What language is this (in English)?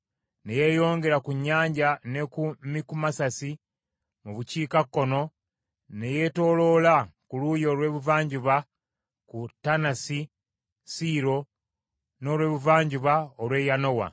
Ganda